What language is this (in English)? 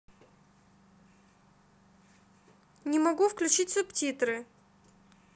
Russian